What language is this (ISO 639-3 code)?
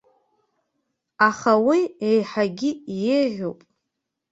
abk